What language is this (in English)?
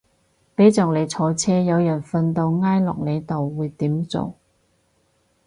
Cantonese